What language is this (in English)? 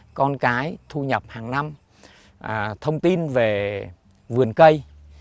Vietnamese